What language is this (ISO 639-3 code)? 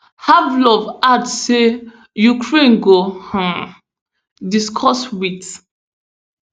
pcm